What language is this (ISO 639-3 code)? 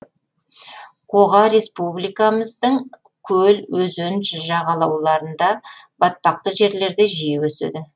kaz